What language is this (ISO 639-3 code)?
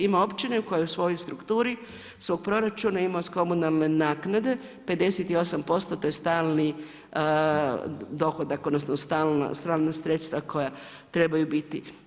hrv